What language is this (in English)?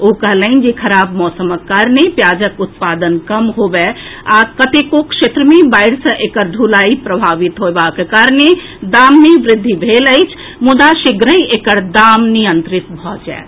Maithili